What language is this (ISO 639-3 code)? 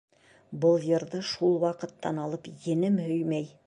bak